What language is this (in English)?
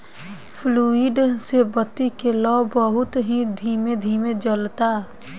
Bhojpuri